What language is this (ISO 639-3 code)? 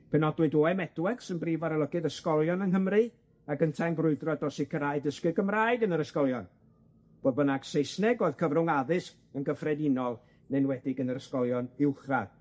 cym